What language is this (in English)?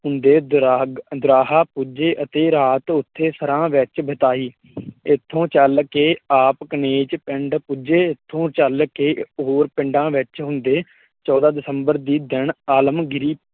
Punjabi